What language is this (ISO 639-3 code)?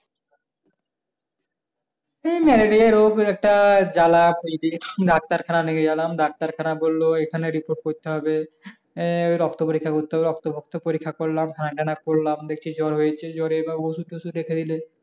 ben